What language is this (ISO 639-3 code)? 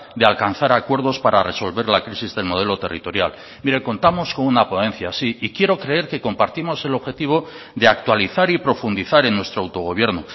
spa